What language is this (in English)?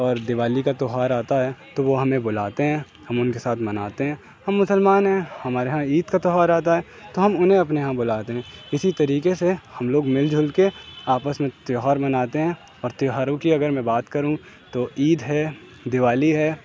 Urdu